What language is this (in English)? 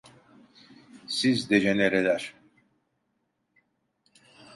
Turkish